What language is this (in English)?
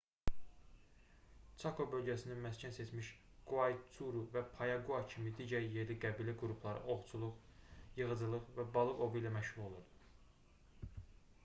Azerbaijani